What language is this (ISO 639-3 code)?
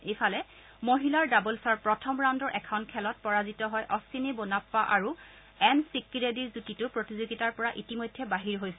asm